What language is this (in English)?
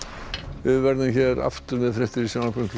Icelandic